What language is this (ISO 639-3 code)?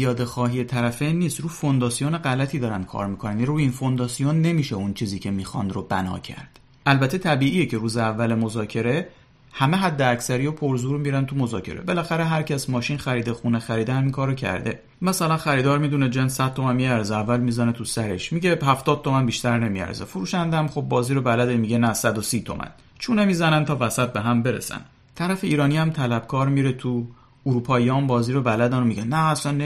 fas